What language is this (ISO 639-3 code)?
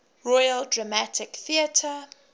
eng